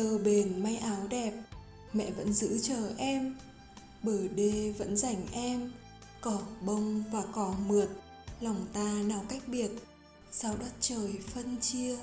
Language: Vietnamese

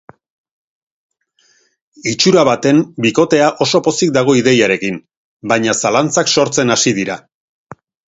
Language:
Basque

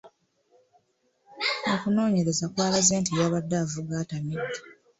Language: Ganda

